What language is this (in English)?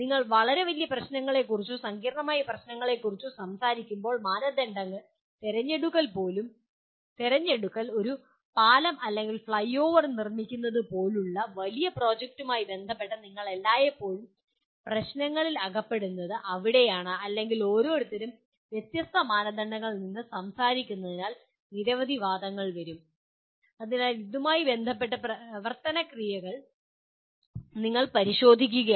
Malayalam